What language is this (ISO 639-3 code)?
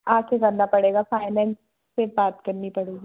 hin